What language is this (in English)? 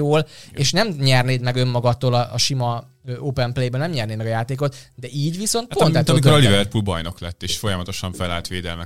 Hungarian